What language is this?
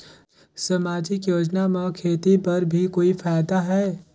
Chhattisgarhi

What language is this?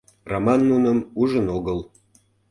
Mari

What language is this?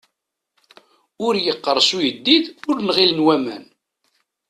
Kabyle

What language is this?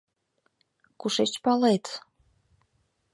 Mari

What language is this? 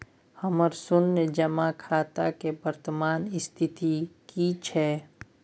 Maithili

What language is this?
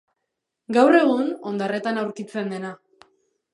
Basque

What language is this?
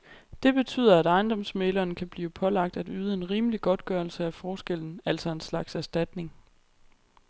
Danish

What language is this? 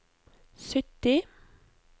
Norwegian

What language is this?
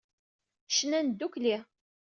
Kabyle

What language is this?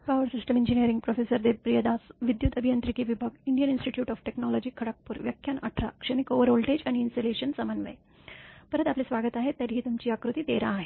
Marathi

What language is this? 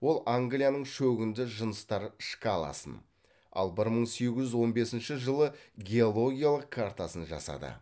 Kazakh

